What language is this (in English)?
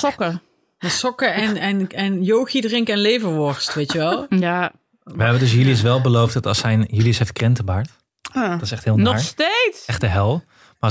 Dutch